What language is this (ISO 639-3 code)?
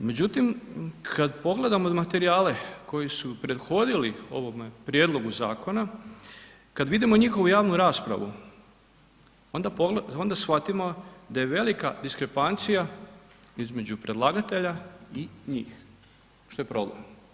hrv